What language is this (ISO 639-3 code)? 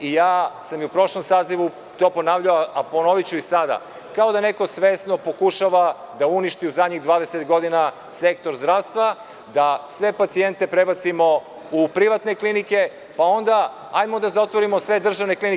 srp